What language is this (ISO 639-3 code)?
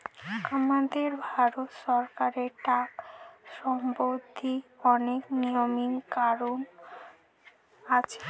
ben